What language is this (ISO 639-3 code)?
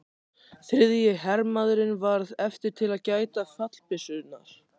isl